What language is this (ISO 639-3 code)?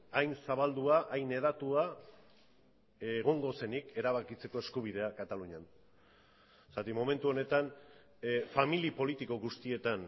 eus